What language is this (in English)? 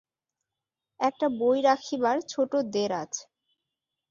Bangla